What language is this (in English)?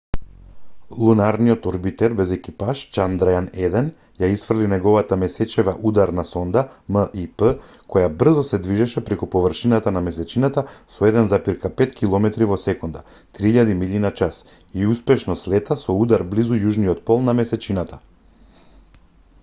Macedonian